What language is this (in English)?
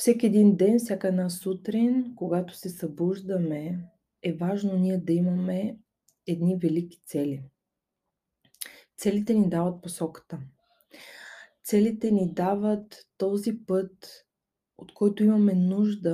Bulgarian